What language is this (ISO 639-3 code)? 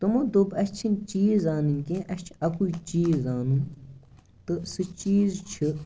kas